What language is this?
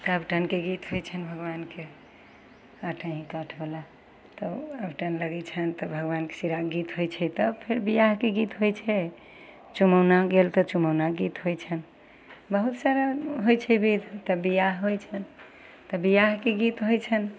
Maithili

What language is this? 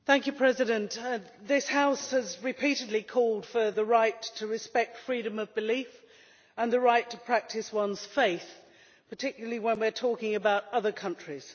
English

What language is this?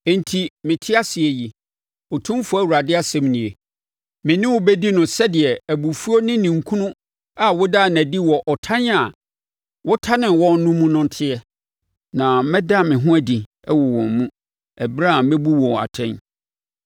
Akan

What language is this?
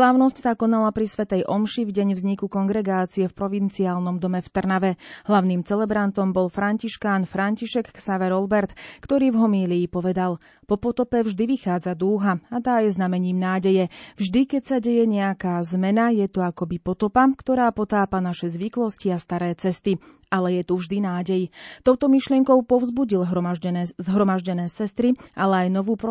Slovak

